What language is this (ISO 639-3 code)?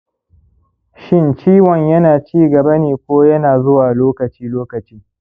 hau